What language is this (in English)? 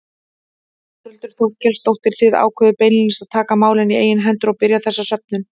Icelandic